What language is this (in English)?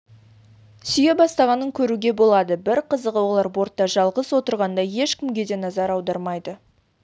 Kazakh